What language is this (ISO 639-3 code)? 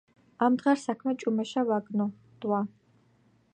kat